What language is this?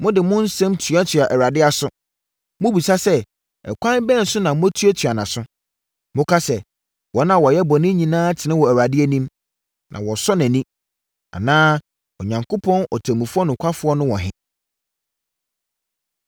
Akan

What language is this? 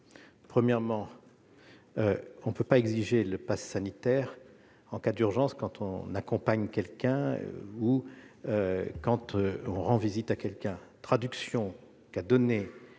French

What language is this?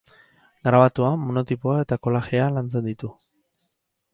Basque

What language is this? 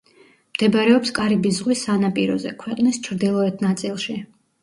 Georgian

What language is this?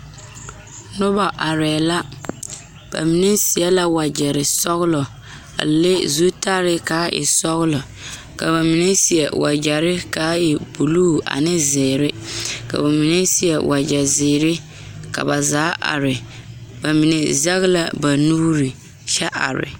Southern Dagaare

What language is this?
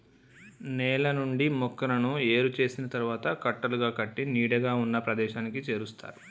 Telugu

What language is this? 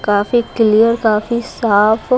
Hindi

